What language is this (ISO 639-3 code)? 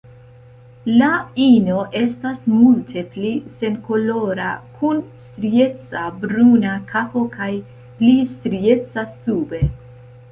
epo